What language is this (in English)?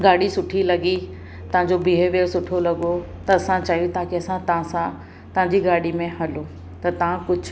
Sindhi